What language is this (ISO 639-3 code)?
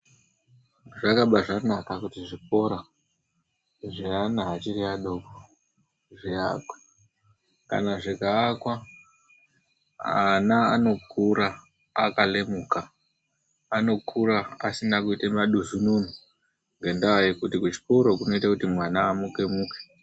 ndc